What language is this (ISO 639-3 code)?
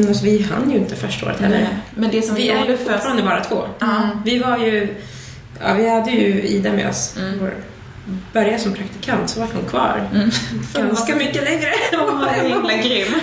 swe